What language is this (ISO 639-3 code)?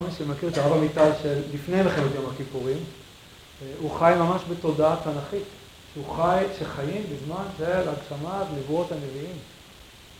heb